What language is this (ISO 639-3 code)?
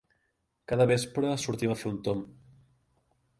cat